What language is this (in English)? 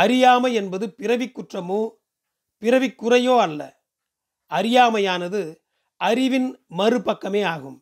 Tamil